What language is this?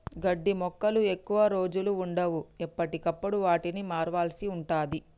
Telugu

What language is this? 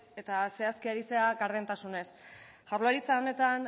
Basque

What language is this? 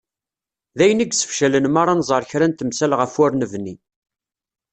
Kabyle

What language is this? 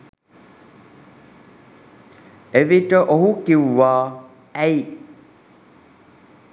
Sinhala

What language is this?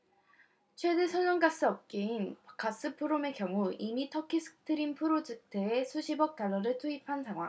Korean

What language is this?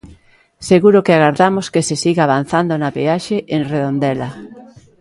Galician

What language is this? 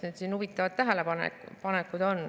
Estonian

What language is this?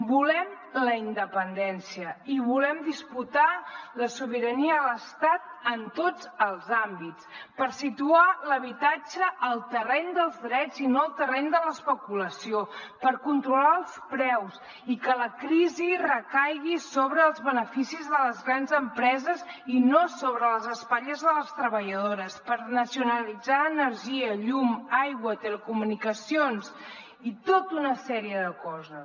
Catalan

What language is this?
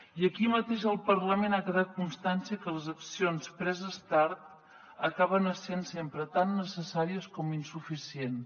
Catalan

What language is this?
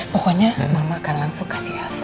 Indonesian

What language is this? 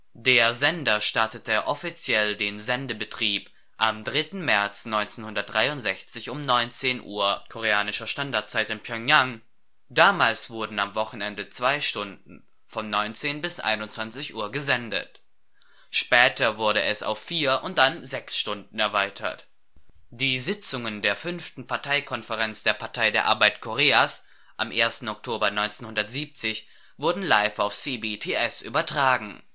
German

